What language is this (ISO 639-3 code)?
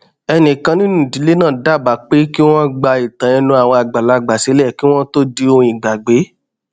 yor